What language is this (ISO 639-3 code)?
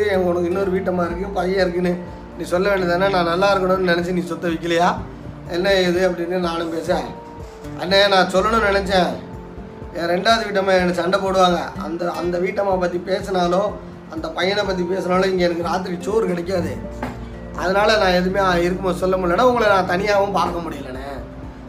tam